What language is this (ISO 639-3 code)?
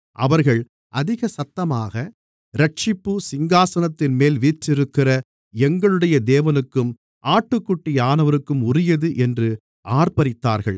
tam